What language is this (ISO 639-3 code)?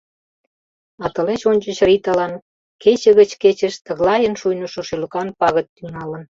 chm